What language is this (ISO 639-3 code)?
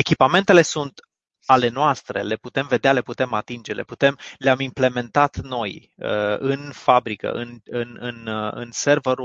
ron